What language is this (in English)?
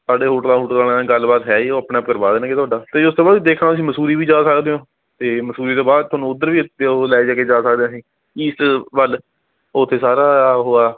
Punjabi